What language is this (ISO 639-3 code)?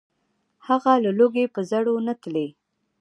pus